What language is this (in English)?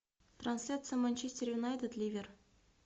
Russian